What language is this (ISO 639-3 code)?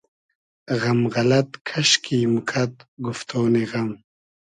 haz